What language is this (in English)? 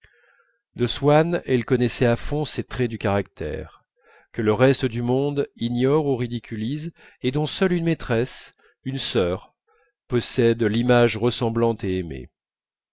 French